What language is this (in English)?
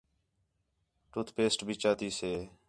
Khetrani